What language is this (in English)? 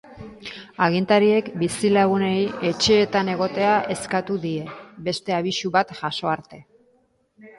Basque